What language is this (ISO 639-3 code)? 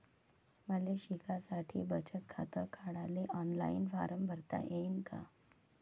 mar